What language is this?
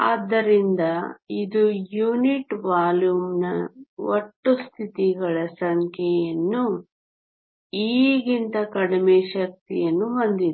Kannada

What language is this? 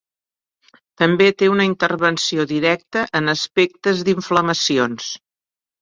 Catalan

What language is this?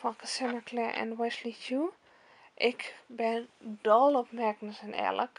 Dutch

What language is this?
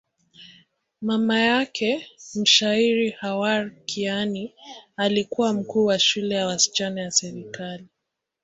Swahili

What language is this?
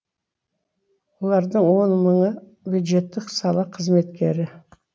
Kazakh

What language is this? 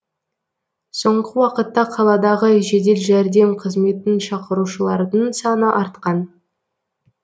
Kazakh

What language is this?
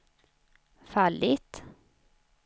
Swedish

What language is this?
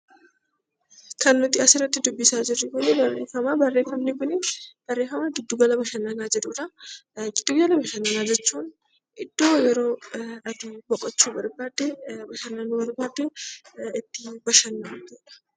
Oromo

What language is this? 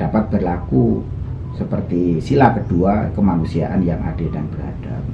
Indonesian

